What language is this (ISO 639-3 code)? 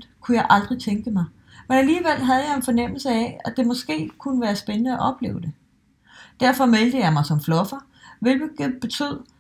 dan